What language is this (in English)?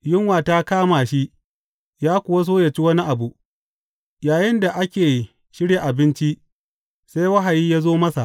Hausa